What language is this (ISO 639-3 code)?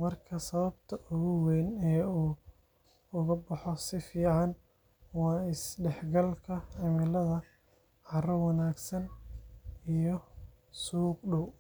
som